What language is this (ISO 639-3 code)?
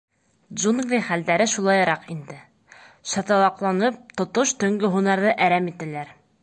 bak